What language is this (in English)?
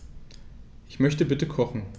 German